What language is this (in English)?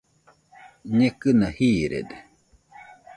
Nüpode Huitoto